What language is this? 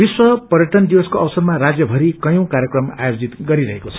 Nepali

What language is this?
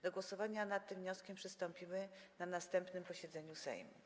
Polish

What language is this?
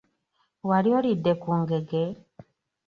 Ganda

